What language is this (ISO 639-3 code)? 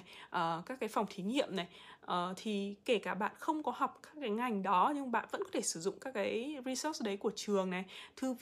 vie